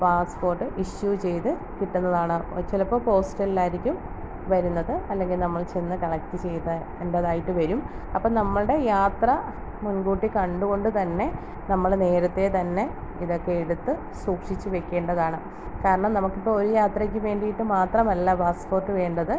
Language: Malayalam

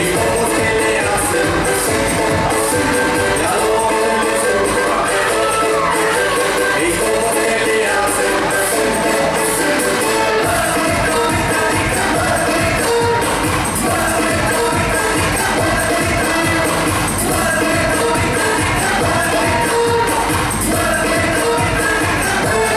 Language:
Greek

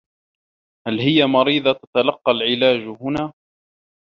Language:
Arabic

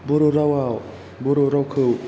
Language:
Bodo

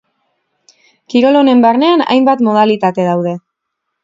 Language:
Basque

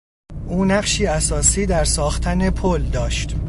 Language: Persian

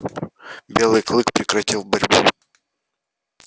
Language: Russian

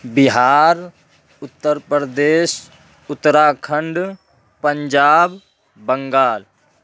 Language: Urdu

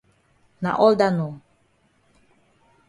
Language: Cameroon Pidgin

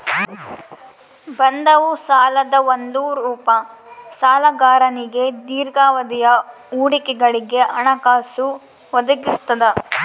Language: Kannada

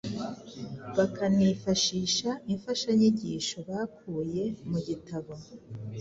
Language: Kinyarwanda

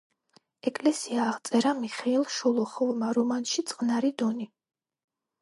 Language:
Georgian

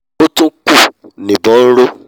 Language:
Yoruba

